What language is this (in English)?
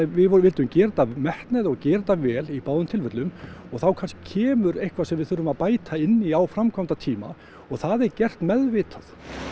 Icelandic